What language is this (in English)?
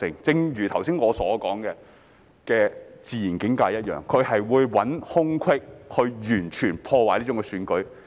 Cantonese